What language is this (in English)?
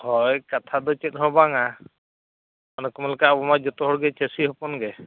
Santali